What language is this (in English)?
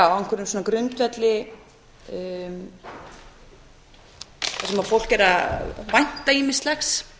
Icelandic